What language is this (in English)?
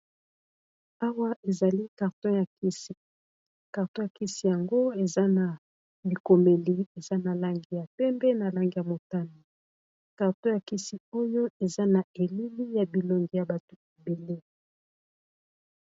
Lingala